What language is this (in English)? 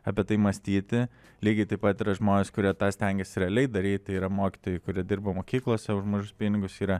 Lithuanian